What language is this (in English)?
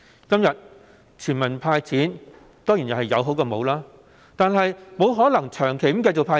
Cantonese